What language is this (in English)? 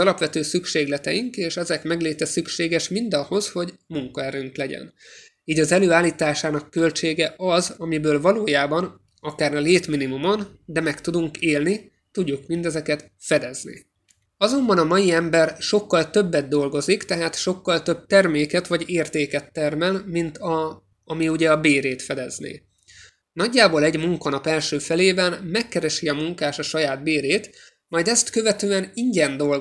Hungarian